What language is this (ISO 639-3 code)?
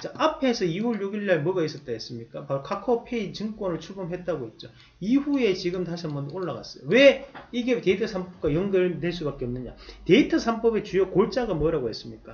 kor